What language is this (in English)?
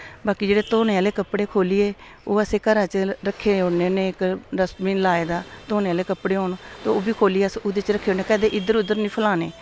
Dogri